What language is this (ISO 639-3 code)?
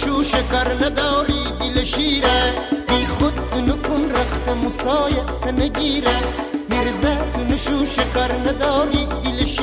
fas